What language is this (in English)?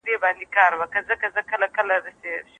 Pashto